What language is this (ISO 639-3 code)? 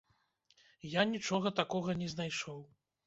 bel